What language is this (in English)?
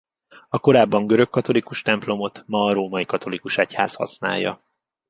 Hungarian